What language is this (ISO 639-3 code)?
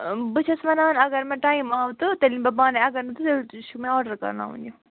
kas